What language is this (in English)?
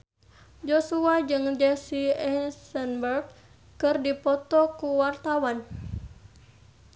Sundanese